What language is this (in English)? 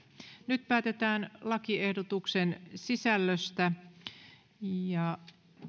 Finnish